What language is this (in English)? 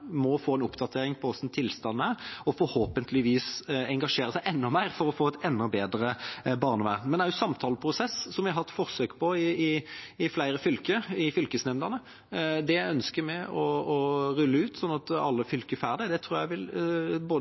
Norwegian Bokmål